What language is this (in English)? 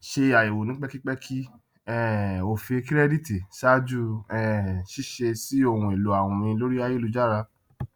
Yoruba